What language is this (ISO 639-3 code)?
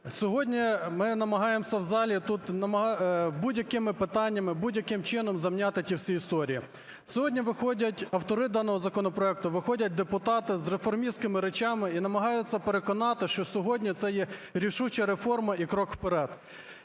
ukr